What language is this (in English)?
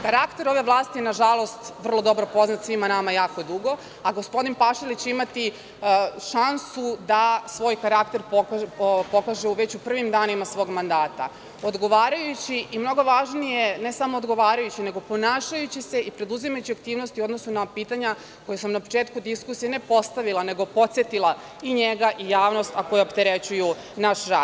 Serbian